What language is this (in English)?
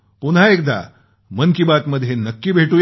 Marathi